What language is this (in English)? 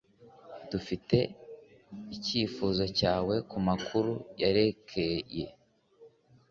Kinyarwanda